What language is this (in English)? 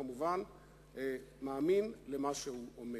Hebrew